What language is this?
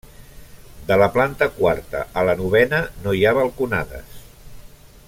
Catalan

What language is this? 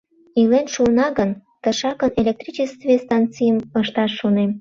Mari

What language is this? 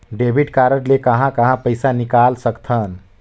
Chhattisgarhi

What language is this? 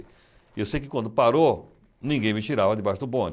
Portuguese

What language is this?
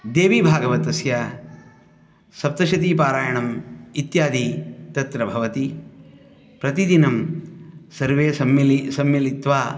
Sanskrit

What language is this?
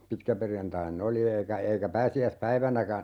Finnish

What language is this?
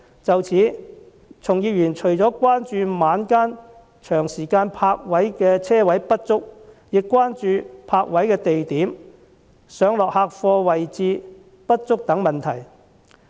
Cantonese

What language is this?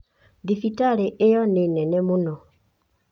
Kikuyu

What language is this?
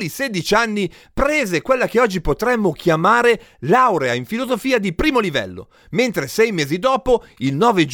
Italian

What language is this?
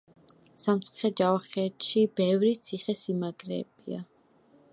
Georgian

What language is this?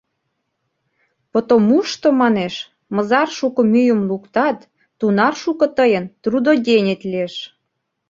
Mari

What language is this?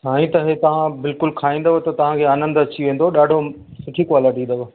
Sindhi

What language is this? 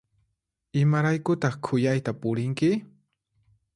Puno Quechua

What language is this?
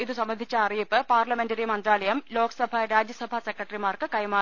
Malayalam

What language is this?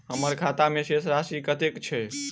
Maithili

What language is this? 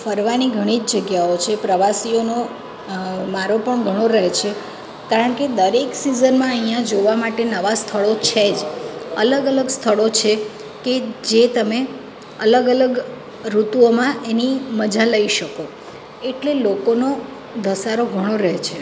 Gujarati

